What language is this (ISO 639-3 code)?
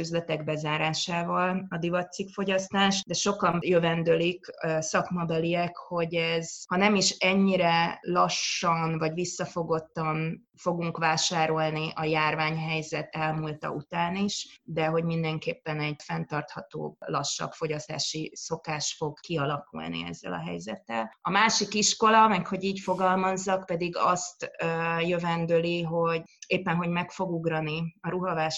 hun